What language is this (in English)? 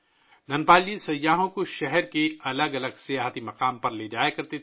Urdu